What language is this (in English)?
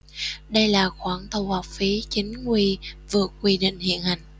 Vietnamese